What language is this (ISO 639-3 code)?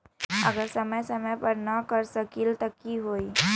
mag